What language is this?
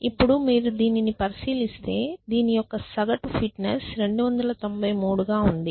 Telugu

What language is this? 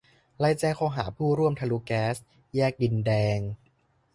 Thai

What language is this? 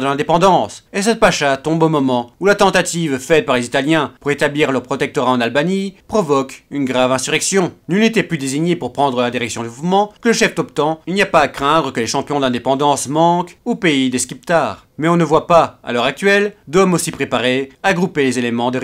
French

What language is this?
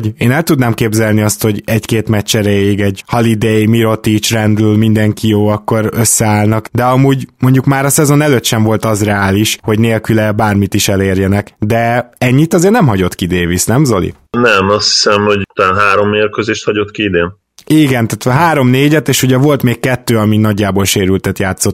Hungarian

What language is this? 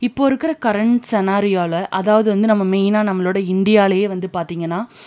Tamil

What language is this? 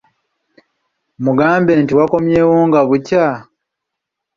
Ganda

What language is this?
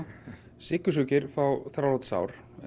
Icelandic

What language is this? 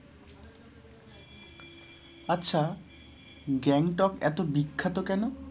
Bangla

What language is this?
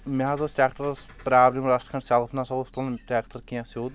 Kashmiri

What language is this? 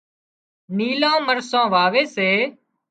Wadiyara Koli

